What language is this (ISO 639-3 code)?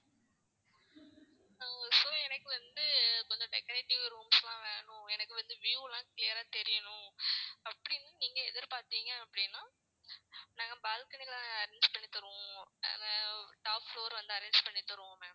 tam